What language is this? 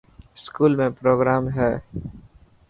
Dhatki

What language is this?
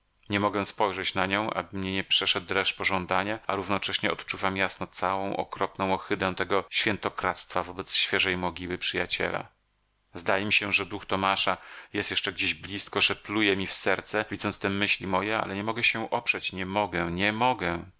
Polish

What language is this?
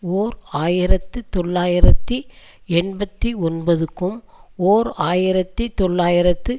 Tamil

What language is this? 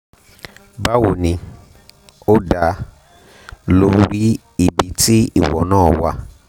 Yoruba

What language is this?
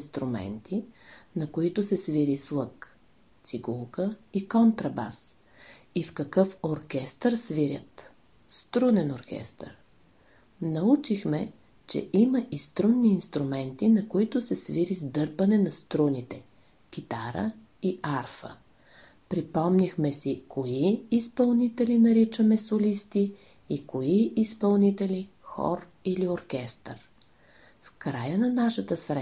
Bulgarian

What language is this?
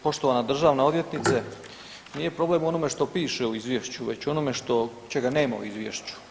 Croatian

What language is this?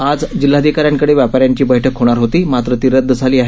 Marathi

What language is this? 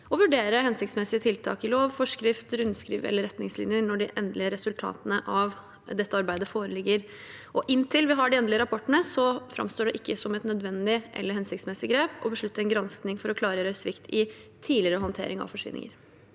Norwegian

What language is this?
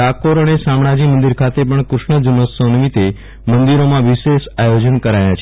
Gujarati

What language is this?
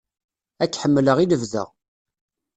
Kabyle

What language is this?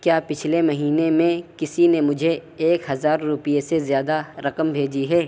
Urdu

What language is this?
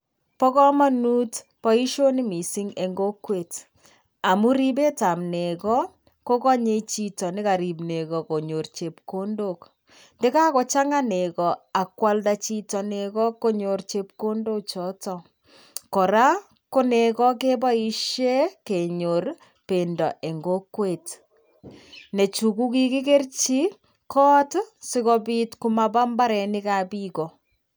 Kalenjin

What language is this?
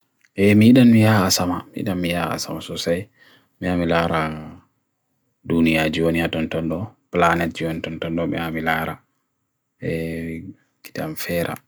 Bagirmi Fulfulde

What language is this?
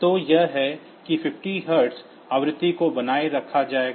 Hindi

